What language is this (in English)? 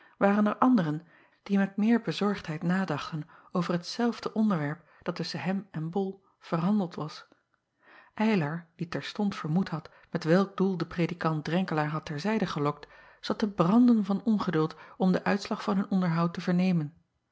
Dutch